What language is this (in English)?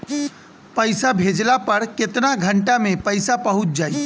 Bhojpuri